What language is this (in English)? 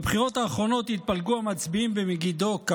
Hebrew